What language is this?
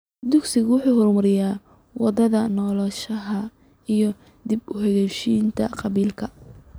Somali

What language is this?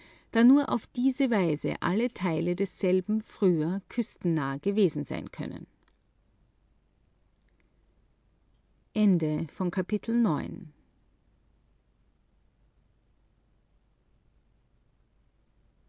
German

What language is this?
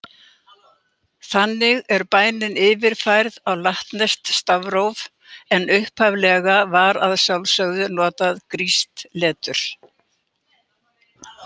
Icelandic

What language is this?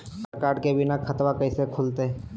Magahi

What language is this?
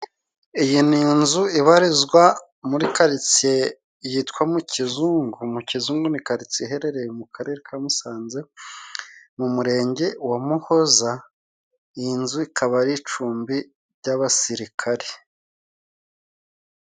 Kinyarwanda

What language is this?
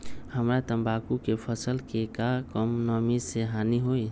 Magahi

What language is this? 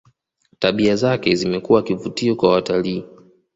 Swahili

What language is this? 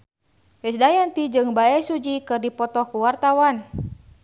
Sundanese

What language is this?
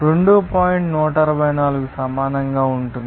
Telugu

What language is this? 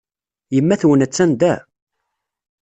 Kabyle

